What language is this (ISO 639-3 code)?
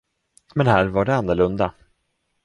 swe